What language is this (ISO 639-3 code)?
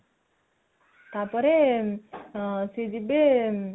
ori